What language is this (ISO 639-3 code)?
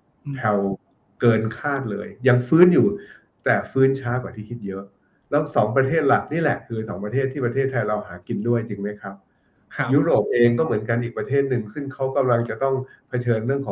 tha